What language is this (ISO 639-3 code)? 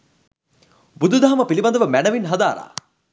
sin